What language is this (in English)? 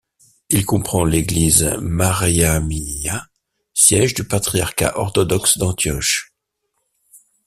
French